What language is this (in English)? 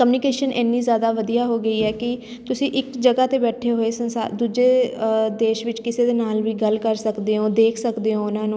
Punjabi